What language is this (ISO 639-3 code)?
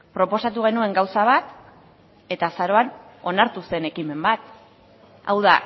eus